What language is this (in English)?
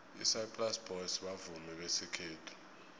South Ndebele